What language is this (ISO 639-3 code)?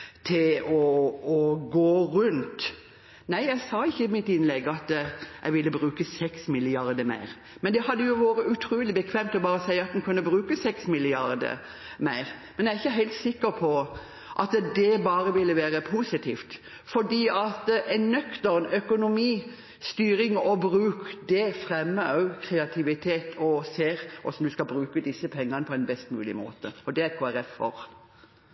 nob